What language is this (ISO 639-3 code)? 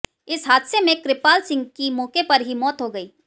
hin